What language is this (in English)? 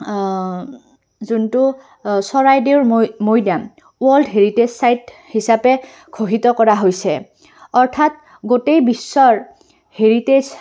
Assamese